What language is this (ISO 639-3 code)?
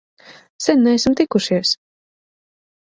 lav